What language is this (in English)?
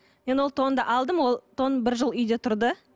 Kazakh